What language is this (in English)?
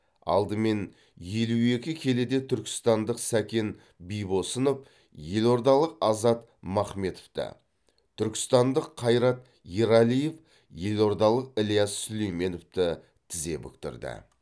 Kazakh